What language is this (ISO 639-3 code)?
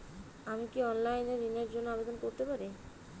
ben